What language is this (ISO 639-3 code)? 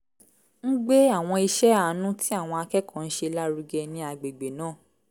yor